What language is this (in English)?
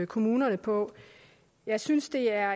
Danish